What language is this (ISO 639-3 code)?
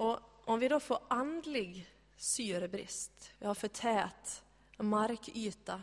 swe